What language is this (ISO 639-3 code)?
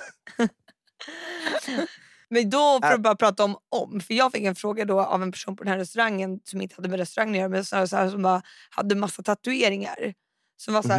swe